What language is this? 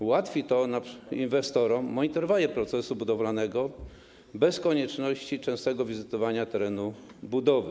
Polish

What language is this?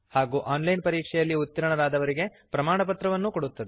Kannada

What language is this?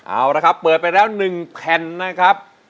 Thai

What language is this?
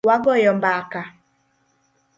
Luo (Kenya and Tanzania)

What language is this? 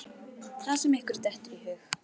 Icelandic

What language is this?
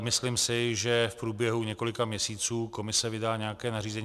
Czech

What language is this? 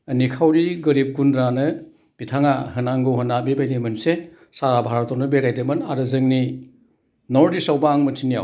Bodo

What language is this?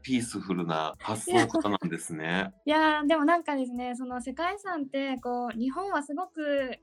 Japanese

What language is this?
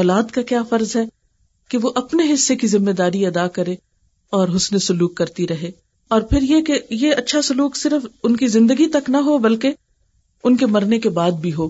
Urdu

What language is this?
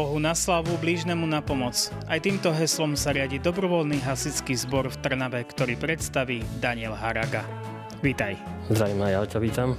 Slovak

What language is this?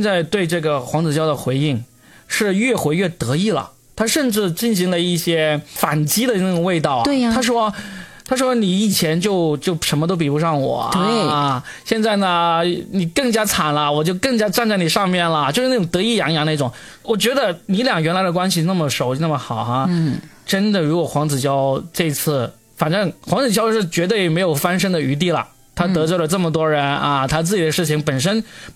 Chinese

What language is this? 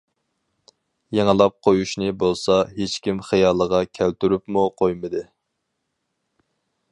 Uyghur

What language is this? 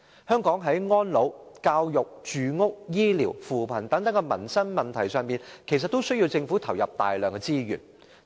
Cantonese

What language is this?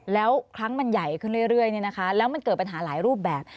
Thai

